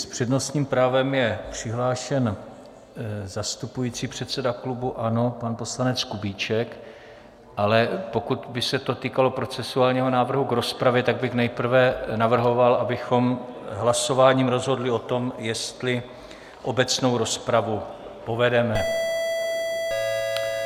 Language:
Czech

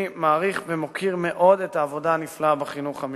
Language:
Hebrew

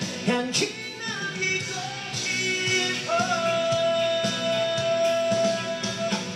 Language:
Korean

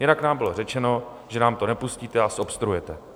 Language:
Czech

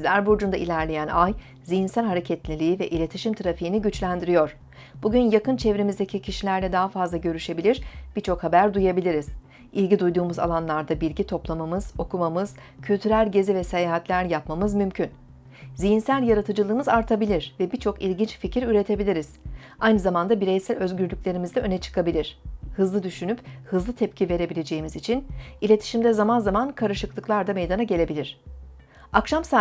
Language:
Turkish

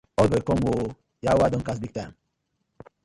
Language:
Nigerian Pidgin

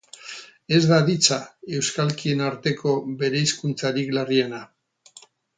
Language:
Basque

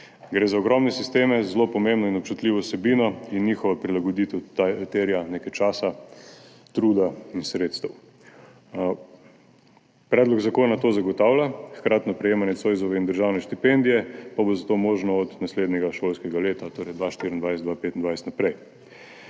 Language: Slovenian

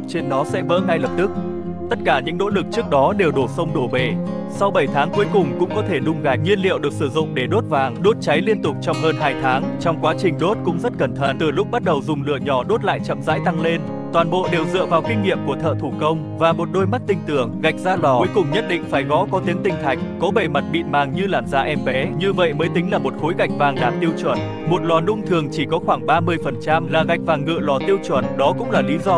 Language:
Vietnamese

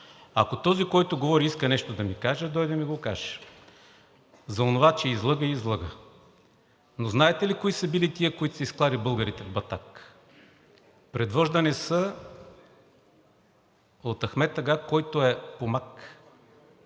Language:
Bulgarian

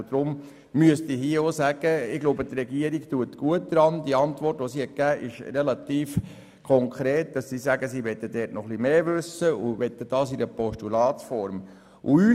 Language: Swiss German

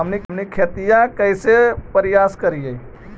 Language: Magahi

